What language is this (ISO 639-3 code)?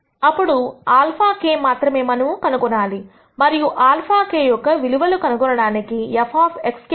tel